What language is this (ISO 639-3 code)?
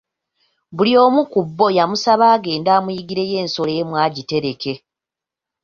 lug